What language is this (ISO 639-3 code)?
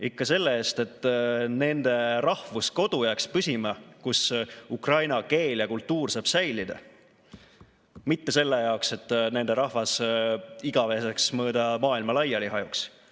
est